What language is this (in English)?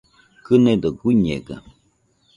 Nüpode Huitoto